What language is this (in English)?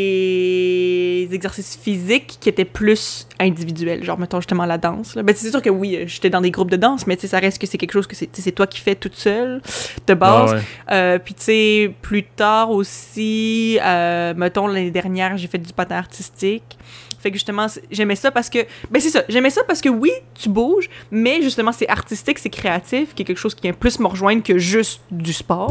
French